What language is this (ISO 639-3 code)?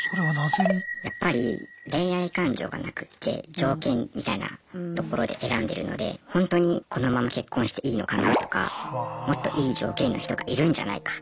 jpn